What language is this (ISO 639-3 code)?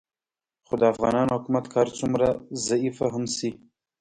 pus